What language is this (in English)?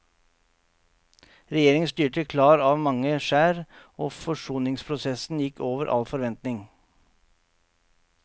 Norwegian